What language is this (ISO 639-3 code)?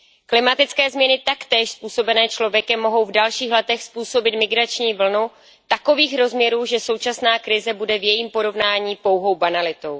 ces